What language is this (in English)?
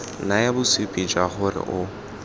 Tswana